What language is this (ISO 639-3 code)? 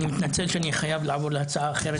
heb